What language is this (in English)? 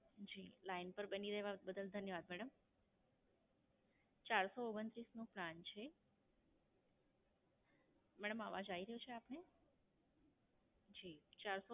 Gujarati